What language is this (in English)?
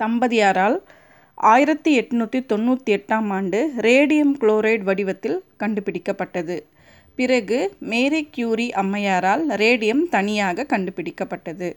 Tamil